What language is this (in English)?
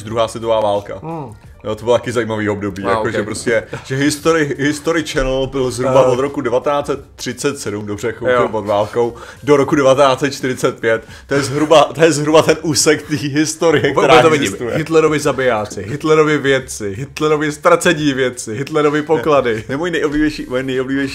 Czech